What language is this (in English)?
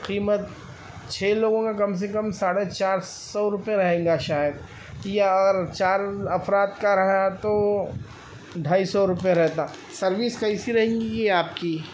Urdu